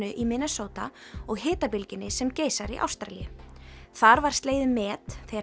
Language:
Icelandic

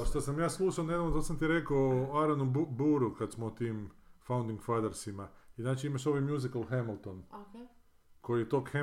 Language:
Croatian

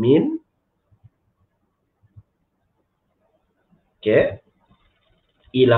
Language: Malay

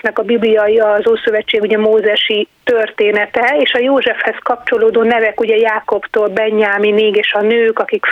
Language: Hungarian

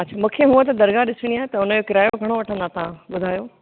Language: Sindhi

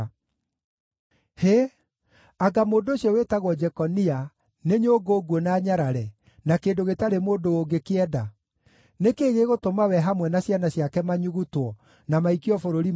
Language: Kikuyu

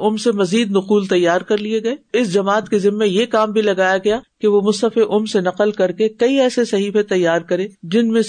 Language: Urdu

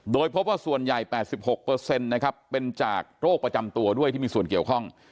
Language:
Thai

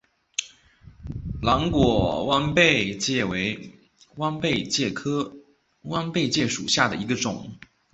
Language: Chinese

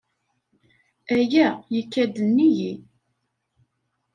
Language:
Kabyle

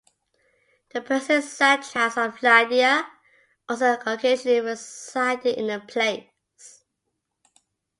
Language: English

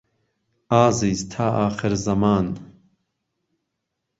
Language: Central Kurdish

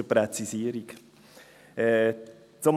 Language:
Swiss German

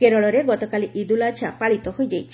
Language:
Odia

